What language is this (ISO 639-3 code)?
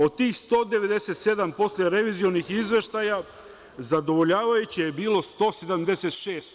srp